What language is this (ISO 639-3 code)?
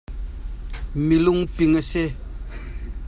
cnh